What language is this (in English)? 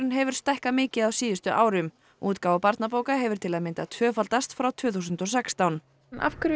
Icelandic